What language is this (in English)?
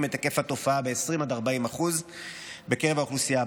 Hebrew